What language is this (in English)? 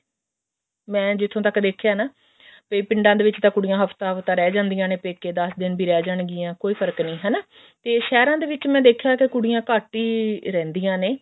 Punjabi